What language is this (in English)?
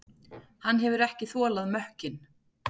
Icelandic